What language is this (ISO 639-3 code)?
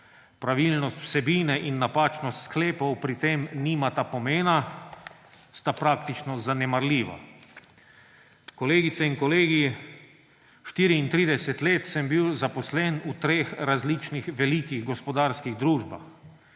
slv